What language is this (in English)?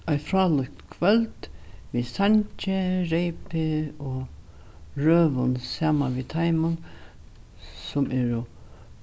Faroese